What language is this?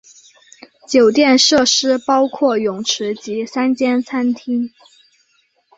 Chinese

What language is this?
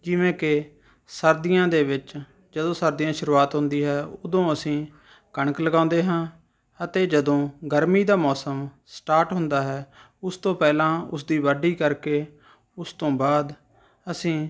Punjabi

